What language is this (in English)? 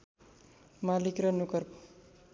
Nepali